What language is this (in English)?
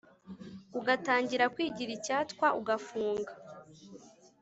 Kinyarwanda